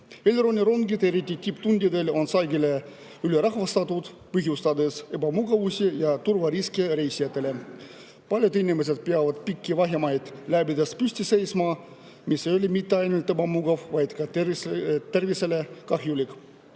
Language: Estonian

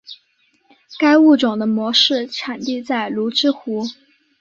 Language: Chinese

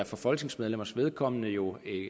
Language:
Danish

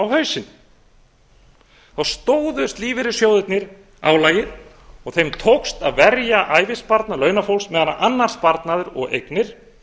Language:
Icelandic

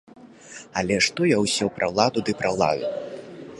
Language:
Belarusian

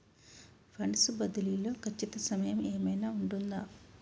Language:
Telugu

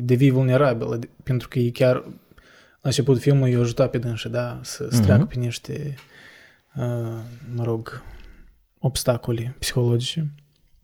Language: Romanian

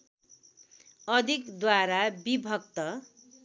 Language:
Nepali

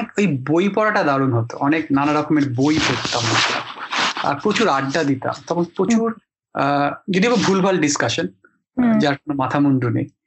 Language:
Bangla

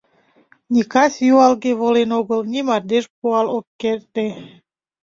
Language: Mari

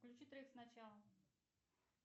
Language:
Russian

